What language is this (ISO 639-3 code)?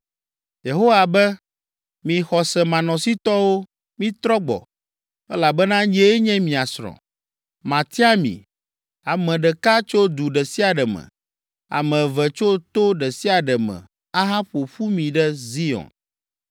ewe